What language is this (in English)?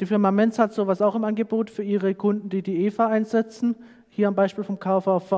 German